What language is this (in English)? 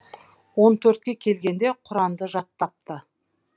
Kazakh